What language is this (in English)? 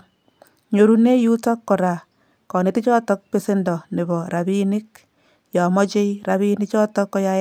Kalenjin